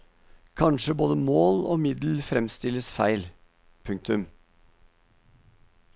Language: Norwegian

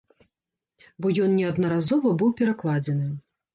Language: Belarusian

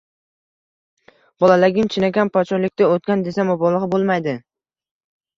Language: Uzbek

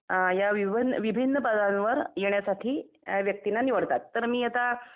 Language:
Marathi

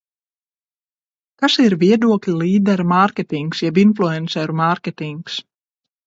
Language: Latvian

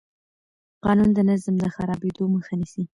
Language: Pashto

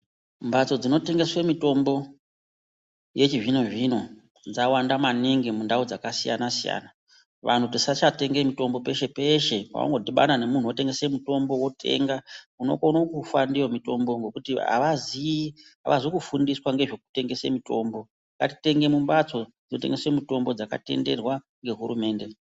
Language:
Ndau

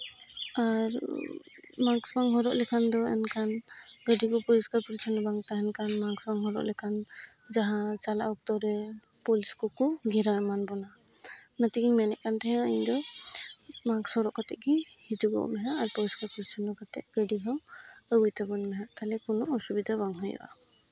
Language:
Santali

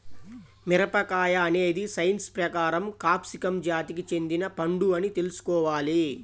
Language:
Telugu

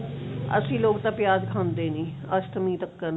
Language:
Punjabi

